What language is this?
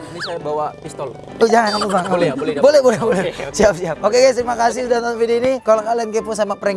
Indonesian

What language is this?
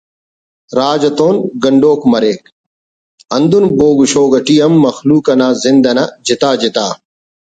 Brahui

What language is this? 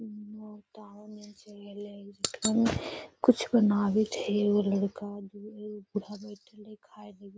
Magahi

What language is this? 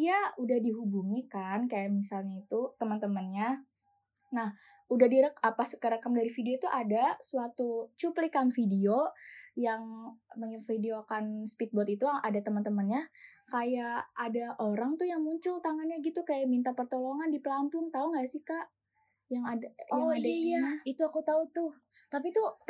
Indonesian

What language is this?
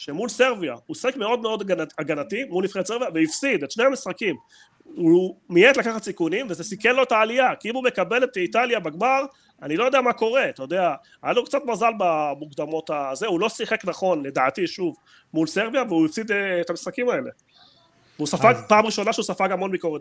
Hebrew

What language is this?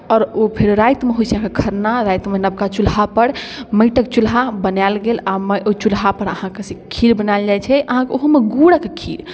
Maithili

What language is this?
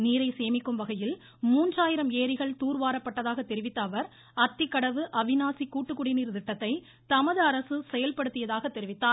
Tamil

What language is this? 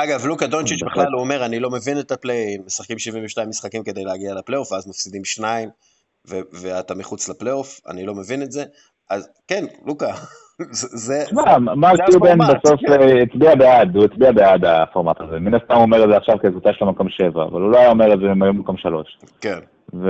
Hebrew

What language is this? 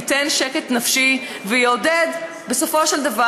Hebrew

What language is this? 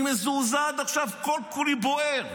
Hebrew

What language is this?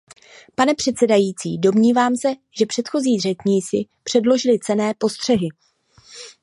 Czech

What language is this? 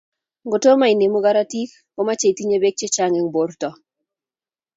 Kalenjin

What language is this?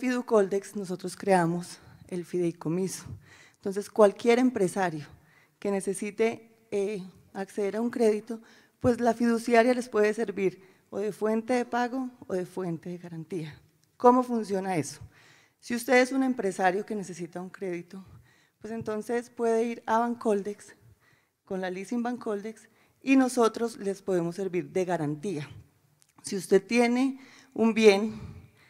Spanish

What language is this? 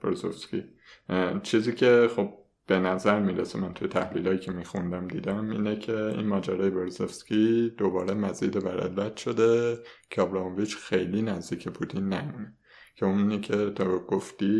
Persian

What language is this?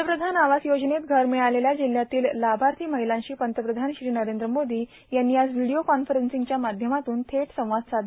Marathi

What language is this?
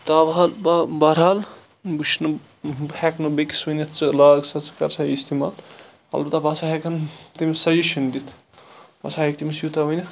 Kashmiri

